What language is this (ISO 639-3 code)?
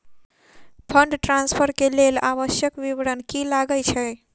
mai